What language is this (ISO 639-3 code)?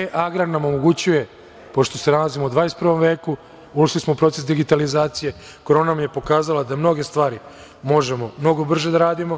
srp